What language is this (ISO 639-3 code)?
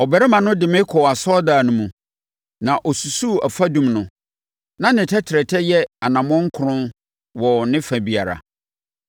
aka